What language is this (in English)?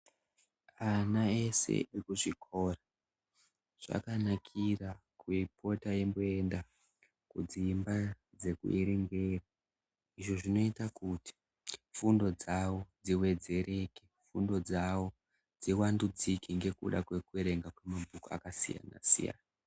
Ndau